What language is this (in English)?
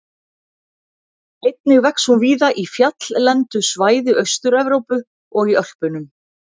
Icelandic